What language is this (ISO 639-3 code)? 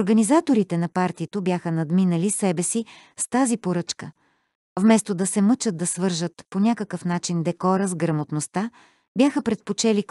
bul